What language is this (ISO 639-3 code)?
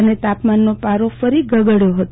guj